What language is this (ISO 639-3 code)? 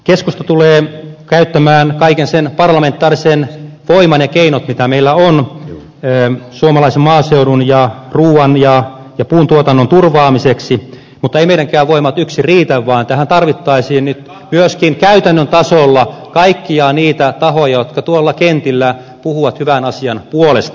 fin